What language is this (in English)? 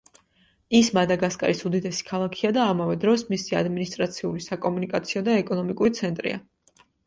Georgian